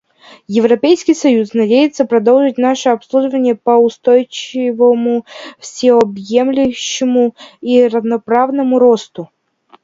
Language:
Russian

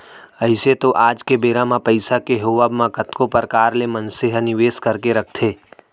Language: Chhattisgarhi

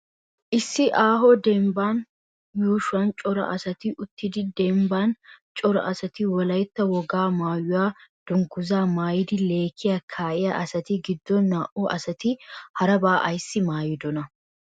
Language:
Wolaytta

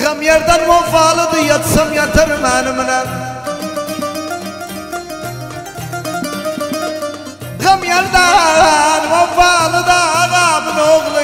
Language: Arabic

